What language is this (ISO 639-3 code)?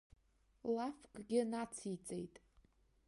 abk